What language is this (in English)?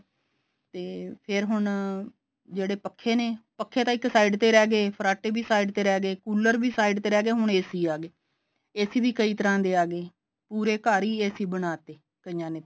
Punjabi